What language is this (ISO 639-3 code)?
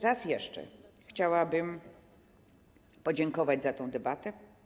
pol